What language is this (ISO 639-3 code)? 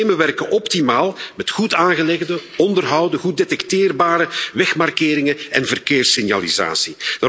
nld